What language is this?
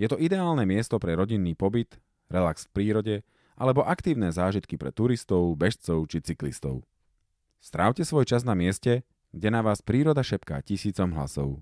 Slovak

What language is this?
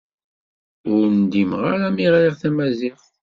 Kabyle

